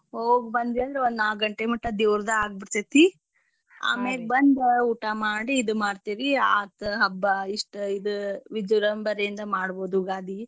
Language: Kannada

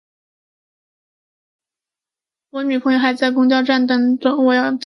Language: Chinese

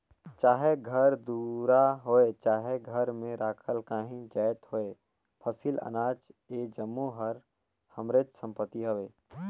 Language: Chhattisgarhi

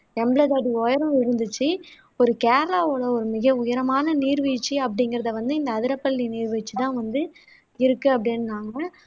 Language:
Tamil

